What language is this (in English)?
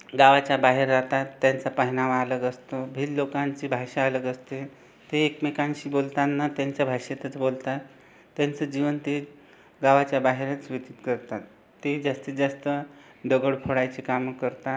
Marathi